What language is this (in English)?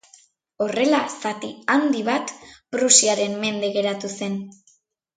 Basque